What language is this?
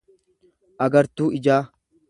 Oromo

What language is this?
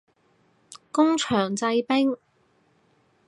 Cantonese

